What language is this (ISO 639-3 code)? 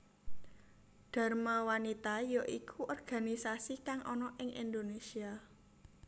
jav